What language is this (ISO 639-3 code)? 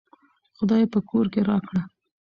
pus